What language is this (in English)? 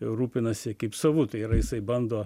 Lithuanian